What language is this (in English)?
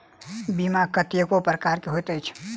Maithili